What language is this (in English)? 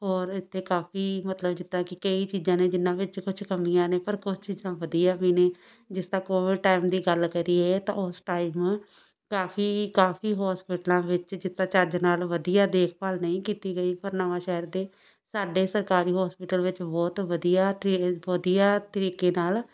Punjabi